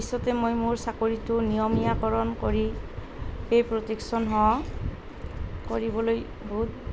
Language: Assamese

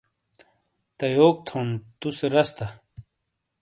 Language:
Shina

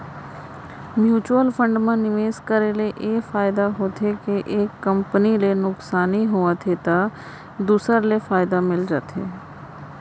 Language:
Chhattisgarhi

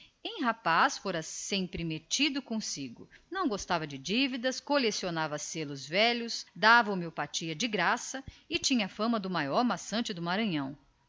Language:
Portuguese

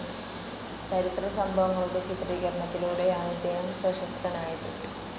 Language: Malayalam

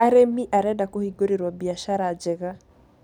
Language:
Kikuyu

